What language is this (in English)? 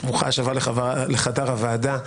Hebrew